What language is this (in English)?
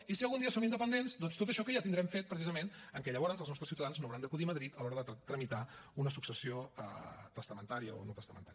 Catalan